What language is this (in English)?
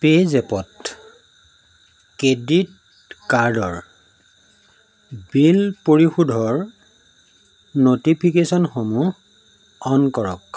Assamese